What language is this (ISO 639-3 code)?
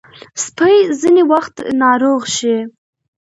pus